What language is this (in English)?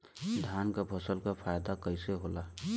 Bhojpuri